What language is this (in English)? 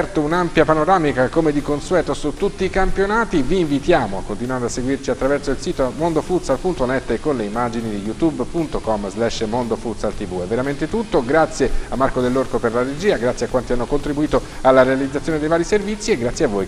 Italian